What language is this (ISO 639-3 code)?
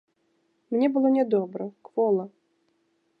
bel